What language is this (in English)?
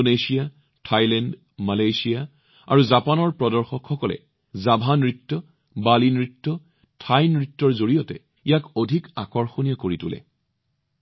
Assamese